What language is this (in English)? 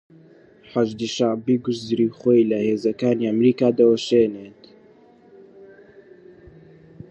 Central Kurdish